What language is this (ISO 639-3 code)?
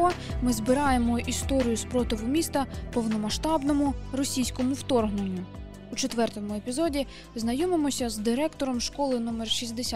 ukr